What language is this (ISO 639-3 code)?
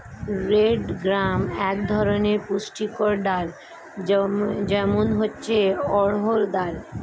ben